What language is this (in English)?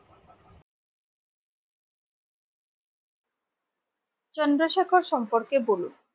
Bangla